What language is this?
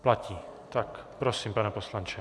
Czech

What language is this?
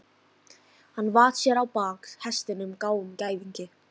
Icelandic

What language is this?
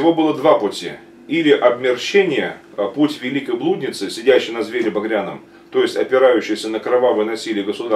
Russian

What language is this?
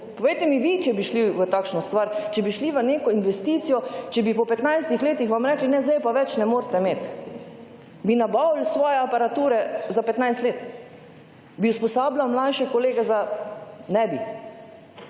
Slovenian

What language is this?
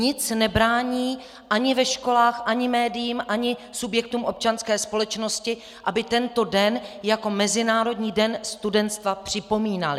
Czech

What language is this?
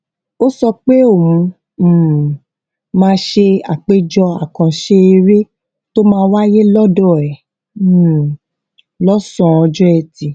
Yoruba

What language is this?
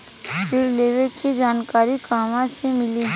Bhojpuri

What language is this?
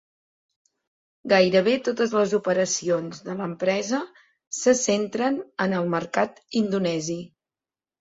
Catalan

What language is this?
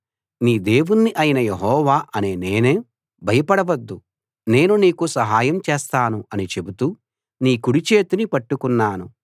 Telugu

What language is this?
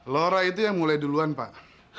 Indonesian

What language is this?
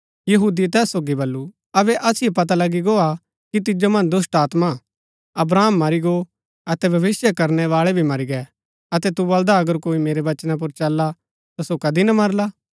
Gaddi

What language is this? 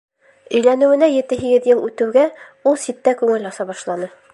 Bashkir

